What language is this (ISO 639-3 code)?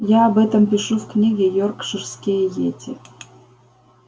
rus